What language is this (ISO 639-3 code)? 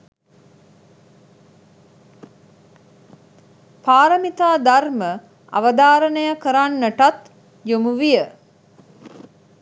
sin